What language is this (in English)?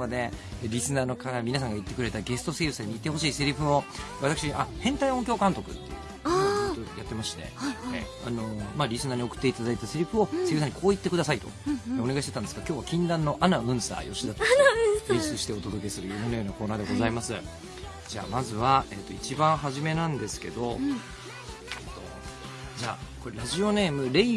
Japanese